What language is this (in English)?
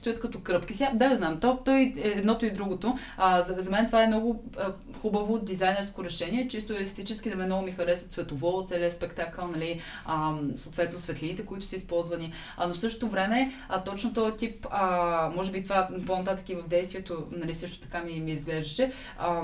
Bulgarian